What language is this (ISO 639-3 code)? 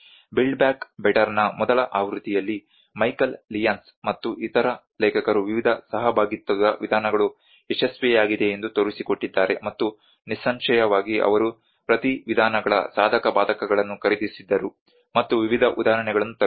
kan